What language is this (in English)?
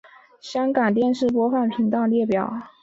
Chinese